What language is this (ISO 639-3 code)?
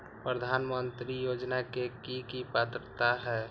mag